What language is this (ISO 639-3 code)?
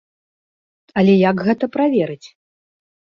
bel